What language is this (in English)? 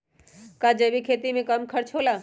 Magahi